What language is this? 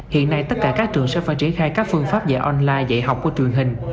Vietnamese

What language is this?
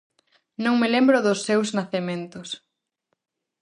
Galician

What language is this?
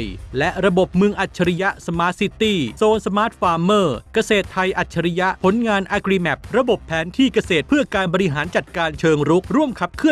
Thai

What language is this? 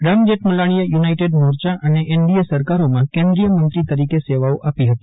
Gujarati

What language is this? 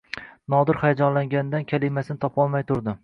Uzbek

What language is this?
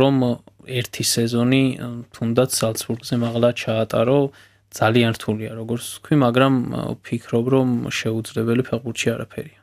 German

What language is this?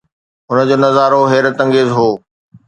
Sindhi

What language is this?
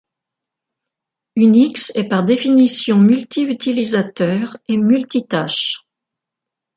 French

